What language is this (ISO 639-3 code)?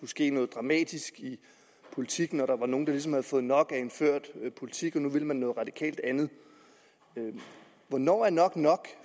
dan